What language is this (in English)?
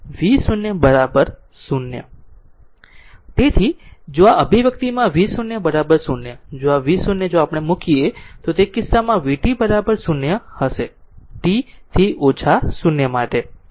Gujarati